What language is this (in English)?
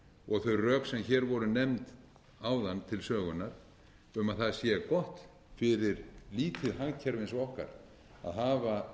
Icelandic